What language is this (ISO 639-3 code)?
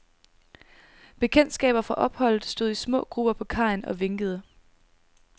dan